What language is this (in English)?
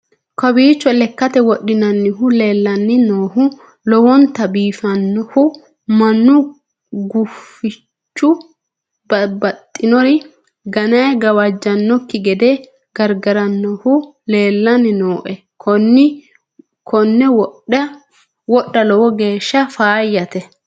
Sidamo